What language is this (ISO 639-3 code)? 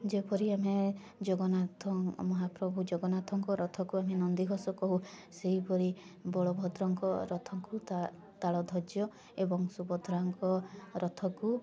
ori